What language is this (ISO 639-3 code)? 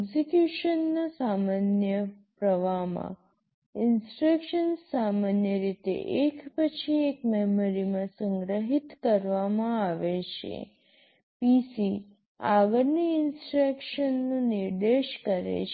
guj